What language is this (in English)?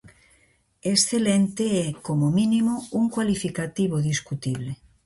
Galician